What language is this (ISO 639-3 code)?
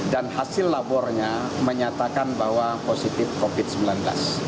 ind